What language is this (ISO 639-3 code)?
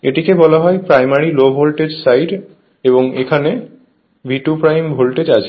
ben